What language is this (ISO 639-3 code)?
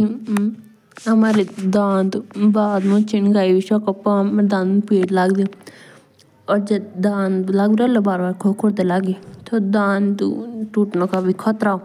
jns